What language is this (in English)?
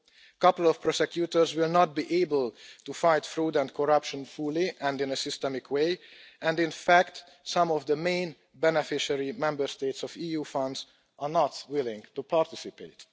English